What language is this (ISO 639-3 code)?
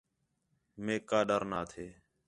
xhe